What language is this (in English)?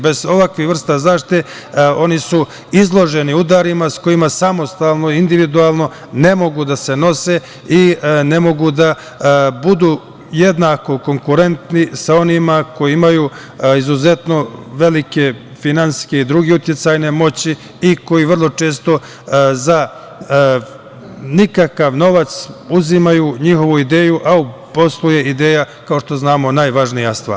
Serbian